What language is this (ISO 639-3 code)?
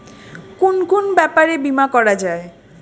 ben